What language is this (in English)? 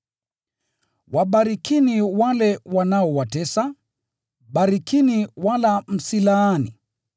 Swahili